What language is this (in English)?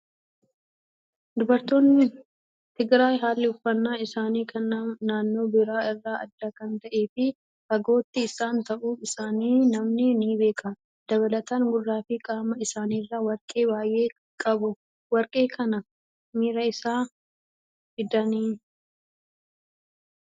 Oromo